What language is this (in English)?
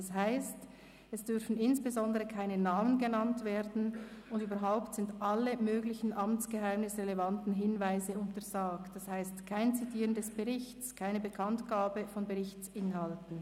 Swiss German